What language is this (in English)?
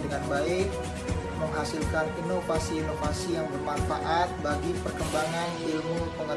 Indonesian